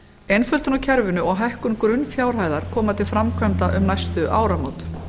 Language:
Icelandic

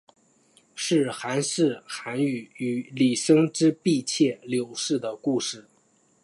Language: Chinese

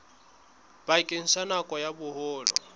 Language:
Southern Sotho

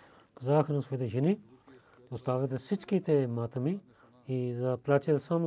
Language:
Bulgarian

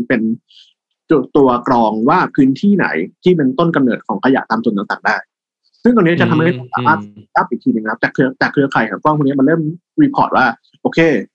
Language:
Thai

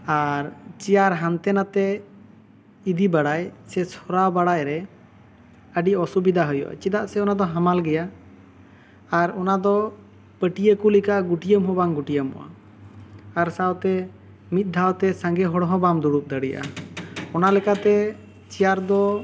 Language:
Santali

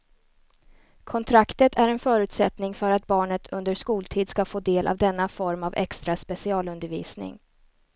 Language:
Swedish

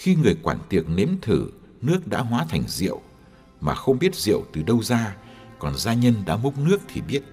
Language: Vietnamese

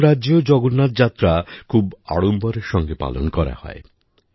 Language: Bangla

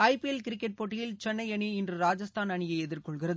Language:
Tamil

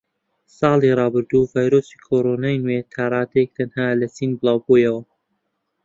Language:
Central Kurdish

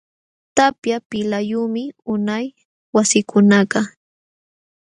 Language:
Jauja Wanca Quechua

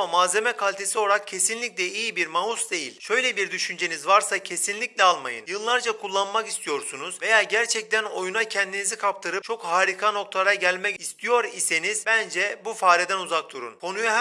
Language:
Turkish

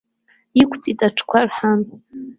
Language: Abkhazian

